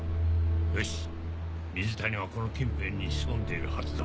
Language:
Japanese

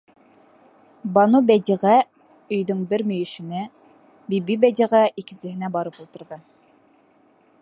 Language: Bashkir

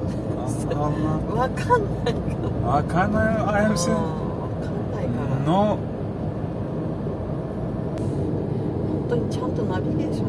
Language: Turkish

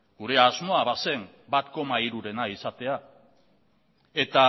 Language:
Basque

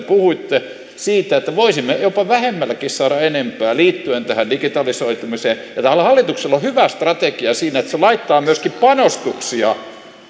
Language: Finnish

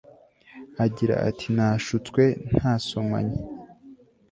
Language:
Kinyarwanda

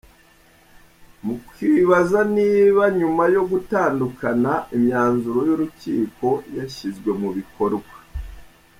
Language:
Kinyarwanda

